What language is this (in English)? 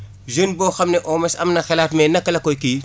Wolof